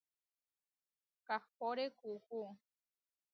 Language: Huarijio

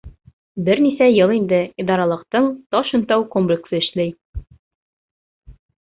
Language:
Bashkir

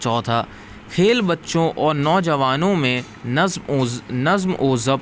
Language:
Urdu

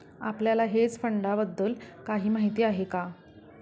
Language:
Marathi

